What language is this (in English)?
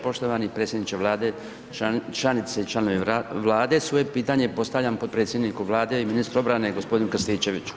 Croatian